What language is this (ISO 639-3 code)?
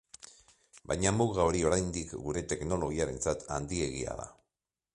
eus